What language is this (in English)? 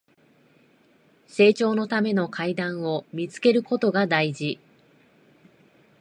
Japanese